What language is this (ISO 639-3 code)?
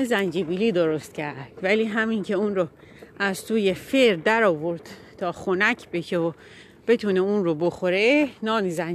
fas